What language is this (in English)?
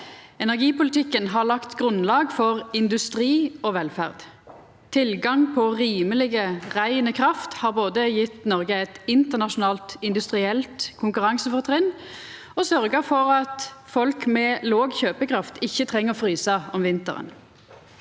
Norwegian